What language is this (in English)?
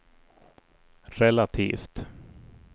Swedish